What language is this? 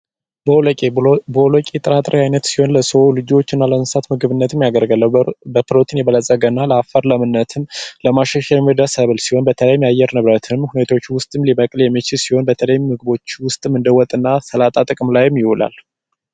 Amharic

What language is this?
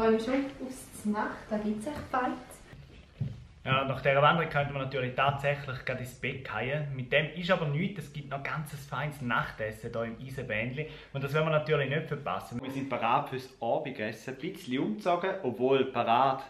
German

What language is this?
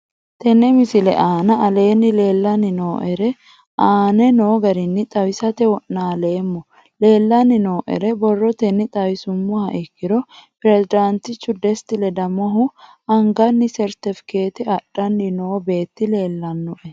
Sidamo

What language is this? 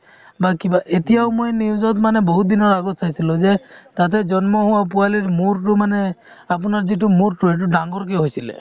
Assamese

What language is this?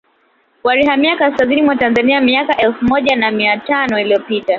Swahili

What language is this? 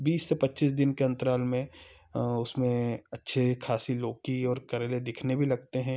Hindi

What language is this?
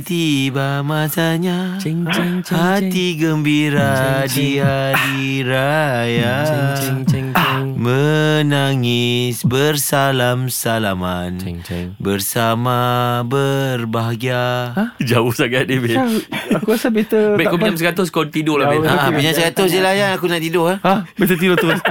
Malay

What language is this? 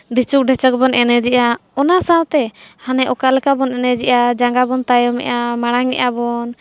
Santali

